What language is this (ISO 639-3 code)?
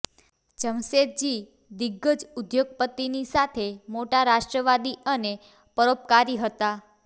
guj